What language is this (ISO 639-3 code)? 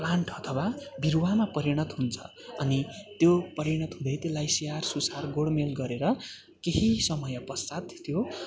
nep